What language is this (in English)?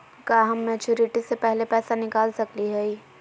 Magahi